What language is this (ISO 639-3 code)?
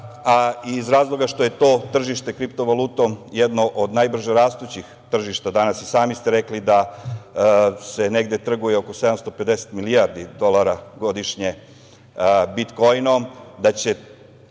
srp